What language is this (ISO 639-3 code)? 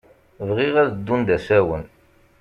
kab